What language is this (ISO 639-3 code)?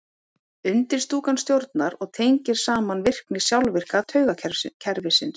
isl